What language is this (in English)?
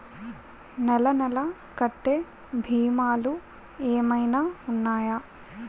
Telugu